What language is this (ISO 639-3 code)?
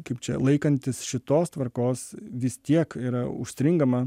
lit